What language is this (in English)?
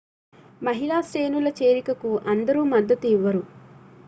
Telugu